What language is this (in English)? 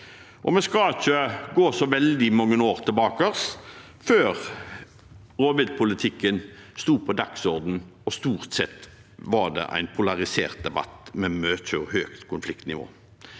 Norwegian